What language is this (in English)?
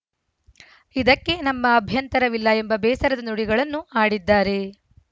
Kannada